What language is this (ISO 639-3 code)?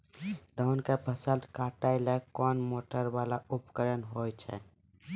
mai